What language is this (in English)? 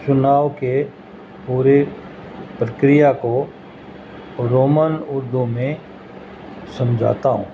Urdu